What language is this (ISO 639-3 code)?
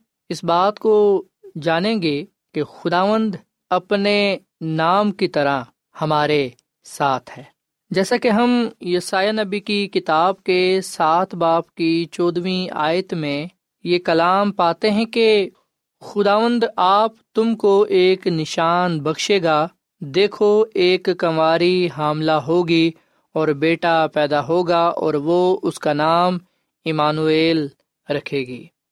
urd